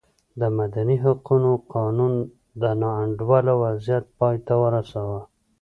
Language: Pashto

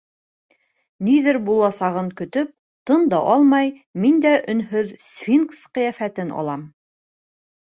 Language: Bashkir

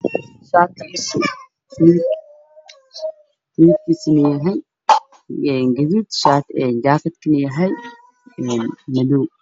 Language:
Somali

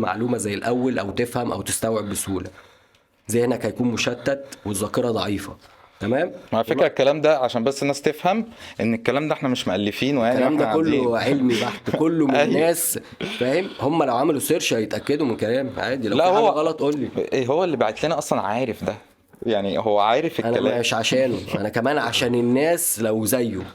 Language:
Arabic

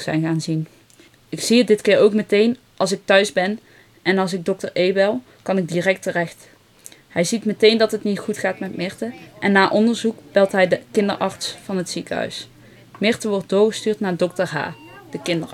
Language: Dutch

